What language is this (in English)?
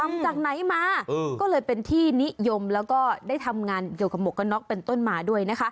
Thai